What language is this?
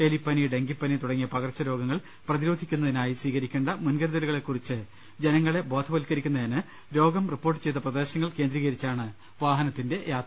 Malayalam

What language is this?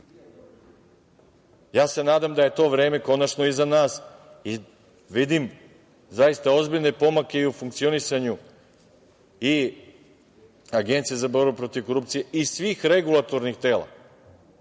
Serbian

